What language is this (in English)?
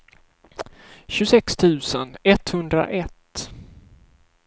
Swedish